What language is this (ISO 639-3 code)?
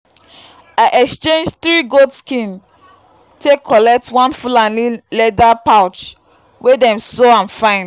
pcm